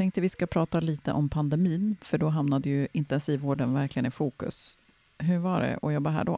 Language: Swedish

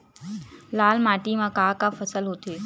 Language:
Chhattisgarhi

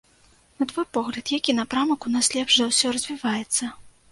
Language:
Belarusian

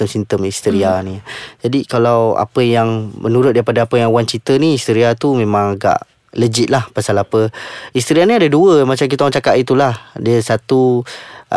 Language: Malay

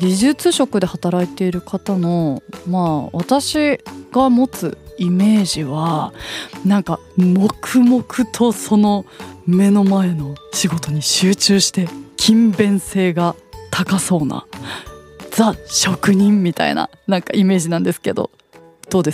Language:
Japanese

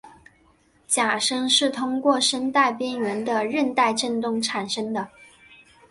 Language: Chinese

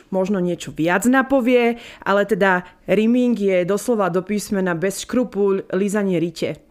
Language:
Slovak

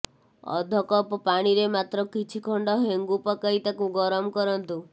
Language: Odia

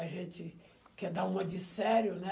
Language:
Portuguese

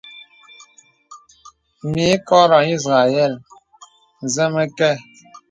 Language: Bebele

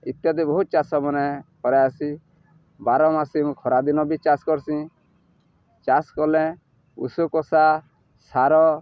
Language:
Odia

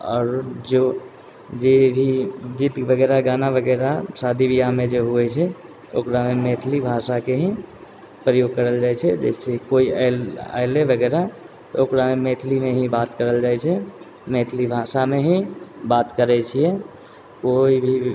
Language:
Maithili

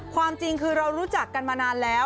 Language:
Thai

